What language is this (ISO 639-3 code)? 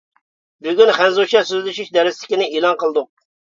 uig